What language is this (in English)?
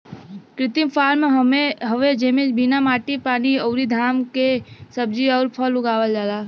Bhojpuri